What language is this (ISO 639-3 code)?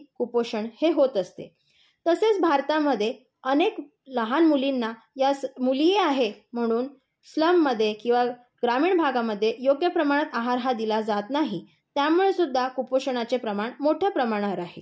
mar